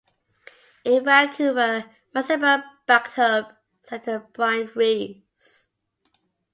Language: English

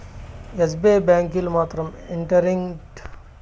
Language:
Telugu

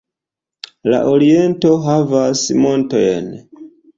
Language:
Esperanto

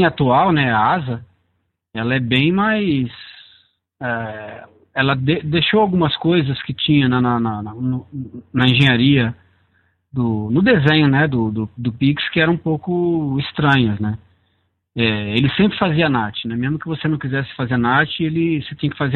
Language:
Portuguese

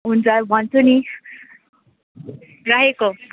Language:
Nepali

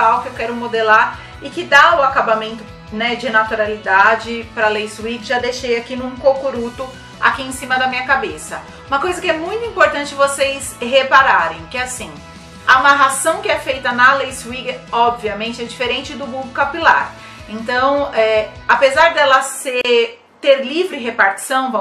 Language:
Portuguese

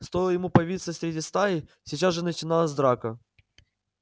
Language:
Russian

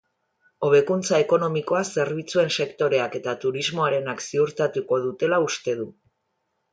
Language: Basque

